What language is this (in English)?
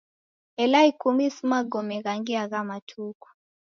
Taita